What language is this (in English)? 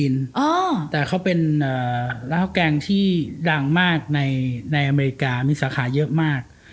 Thai